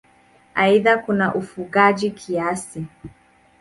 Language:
Swahili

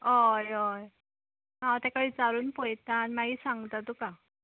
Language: Konkani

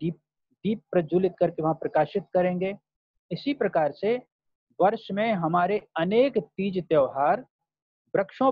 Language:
Hindi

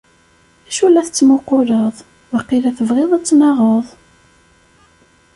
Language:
Kabyle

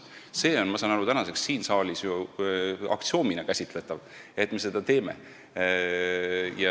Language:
Estonian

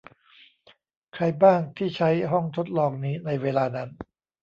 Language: Thai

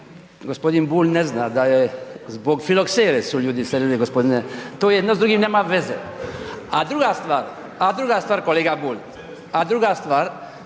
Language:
Croatian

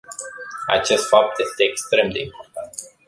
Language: Romanian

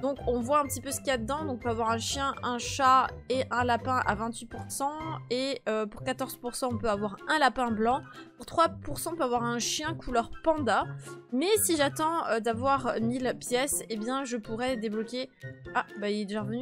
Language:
French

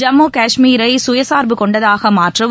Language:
Tamil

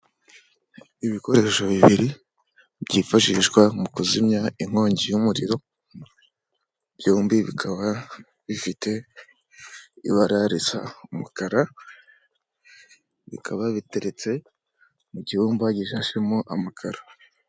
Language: Kinyarwanda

